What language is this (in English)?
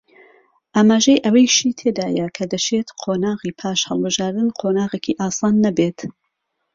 Central Kurdish